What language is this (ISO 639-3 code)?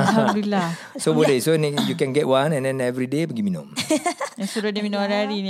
msa